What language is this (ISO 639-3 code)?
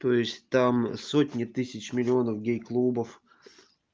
rus